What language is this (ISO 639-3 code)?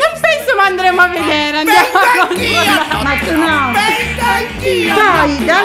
ita